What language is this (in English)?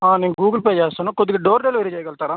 Telugu